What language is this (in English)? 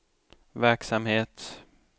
Swedish